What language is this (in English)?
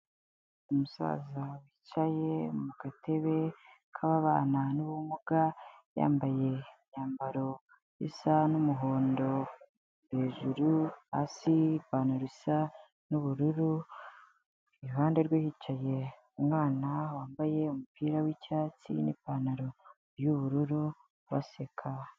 Kinyarwanda